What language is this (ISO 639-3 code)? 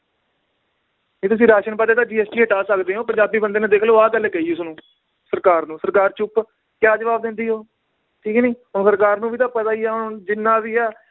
pan